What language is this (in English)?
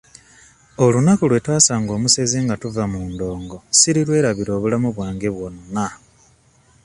Ganda